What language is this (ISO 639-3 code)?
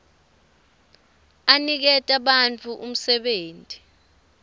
ssw